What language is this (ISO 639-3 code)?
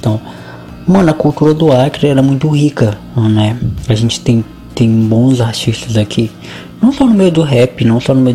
por